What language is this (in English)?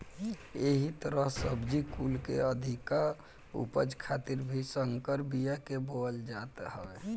Bhojpuri